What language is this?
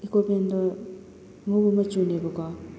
Manipuri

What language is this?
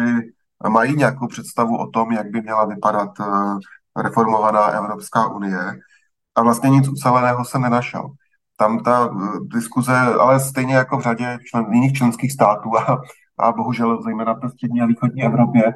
Czech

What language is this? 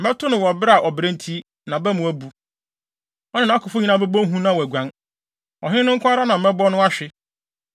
Akan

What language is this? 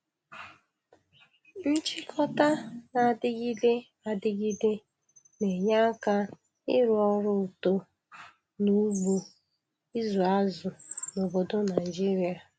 Igbo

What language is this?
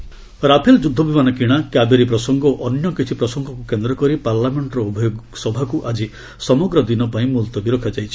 Odia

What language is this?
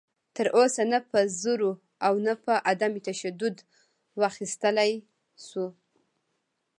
Pashto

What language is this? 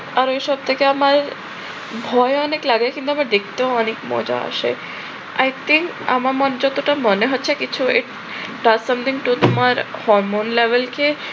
Bangla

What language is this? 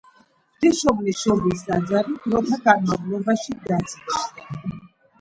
Georgian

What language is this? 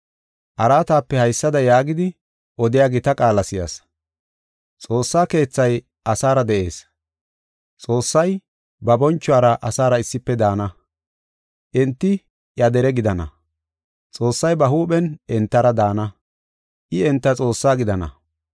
Gofa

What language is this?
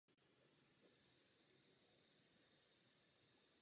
Czech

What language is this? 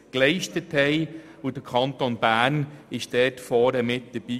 Swiss German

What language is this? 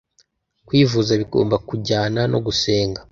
Kinyarwanda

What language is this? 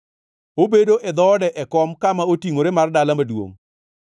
Luo (Kenya and Tanzania)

